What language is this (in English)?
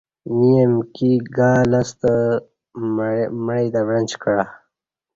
Kati